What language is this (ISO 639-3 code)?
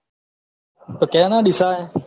guj